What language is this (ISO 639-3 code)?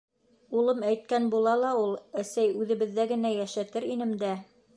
bak